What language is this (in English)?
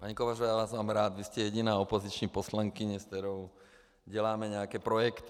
Czech